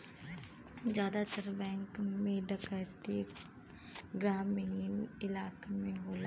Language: Bhojpuri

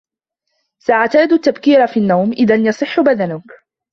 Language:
Arabic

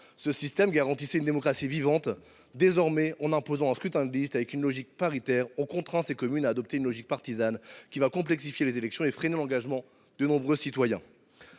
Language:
French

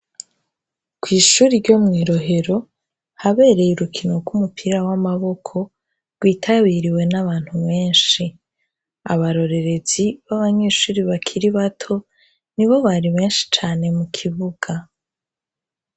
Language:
Rundi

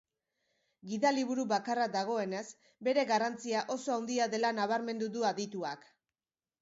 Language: Basque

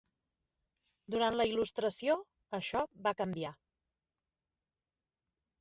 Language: Catalan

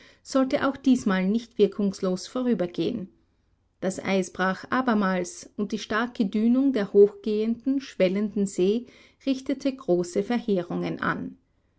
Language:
German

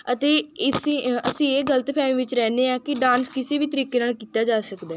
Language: Punjabi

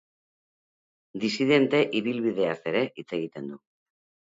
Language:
Basque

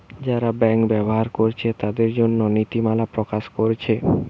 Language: Bangla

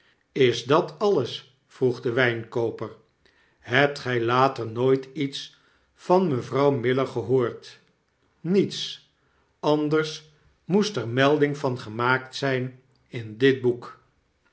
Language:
Dutch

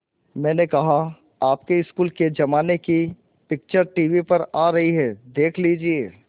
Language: Hindi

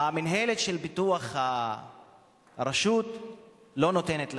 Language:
Hebrew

